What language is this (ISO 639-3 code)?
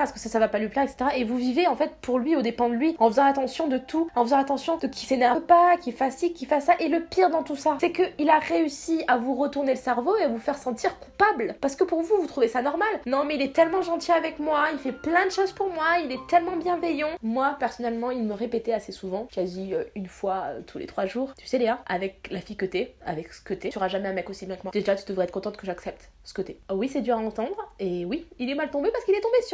fra